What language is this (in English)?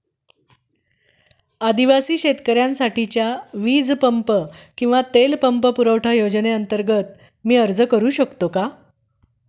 Marathi